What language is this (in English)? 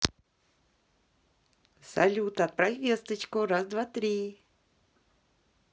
Russian